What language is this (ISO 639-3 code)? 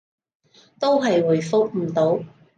yue